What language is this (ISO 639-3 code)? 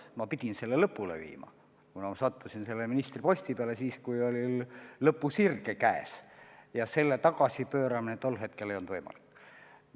est